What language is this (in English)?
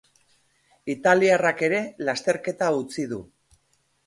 Basque